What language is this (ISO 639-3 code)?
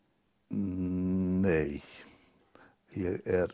isl